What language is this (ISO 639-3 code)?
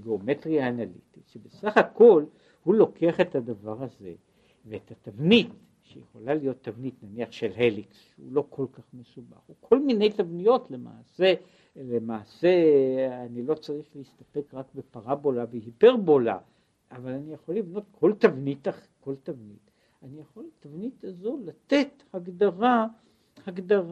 heb